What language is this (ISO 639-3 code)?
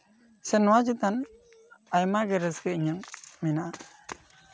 sat